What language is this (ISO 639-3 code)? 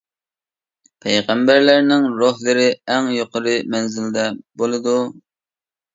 uig